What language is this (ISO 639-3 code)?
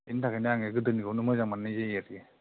brx